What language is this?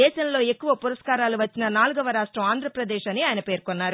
Telugu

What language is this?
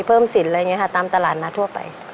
Thai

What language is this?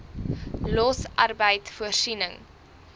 Afrikaans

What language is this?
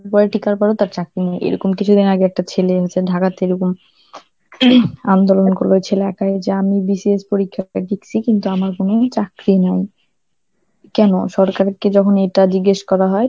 Bangla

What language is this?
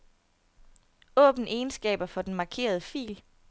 Danish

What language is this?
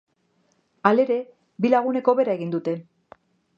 Basque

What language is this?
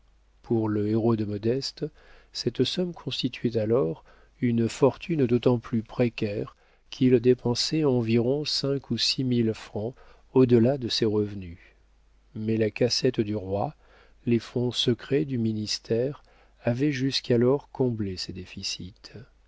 French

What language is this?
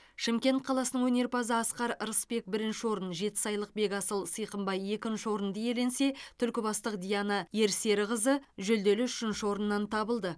Kazakh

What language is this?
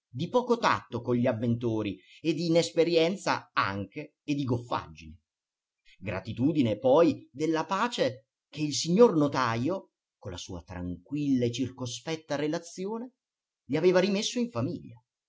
Italian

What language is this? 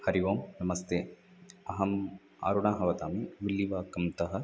Sanskrit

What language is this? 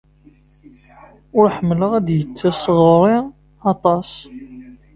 Kabyle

